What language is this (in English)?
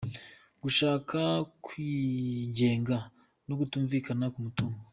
Kinyarwanda